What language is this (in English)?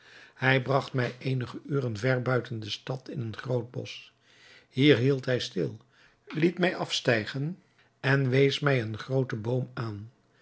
Dutch